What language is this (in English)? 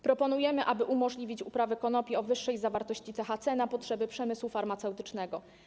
Polish